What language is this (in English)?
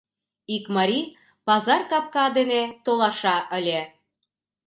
Mari